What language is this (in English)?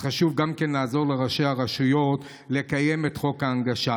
Hebrew